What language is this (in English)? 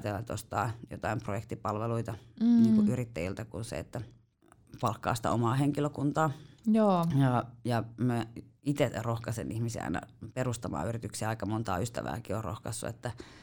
Finnish